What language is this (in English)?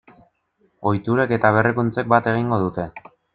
Basque